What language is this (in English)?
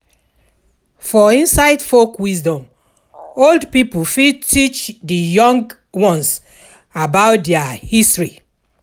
Nigerian Pidgin